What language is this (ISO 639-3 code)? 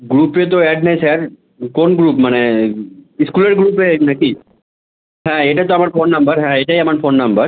ben